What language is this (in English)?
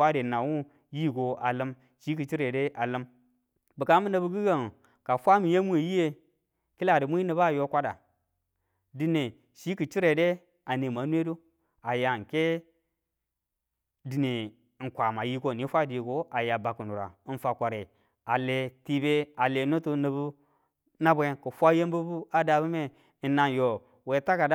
Tula